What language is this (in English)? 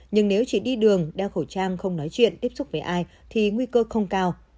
Vietnamese